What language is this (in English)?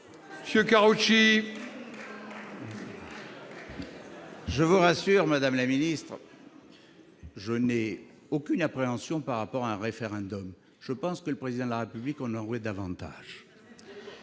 French